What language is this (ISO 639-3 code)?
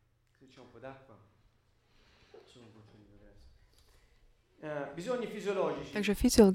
slk